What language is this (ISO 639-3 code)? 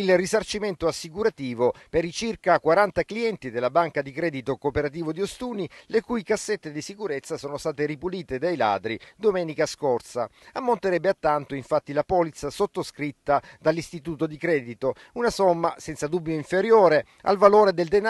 ita